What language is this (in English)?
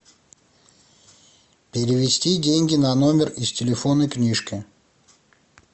Russian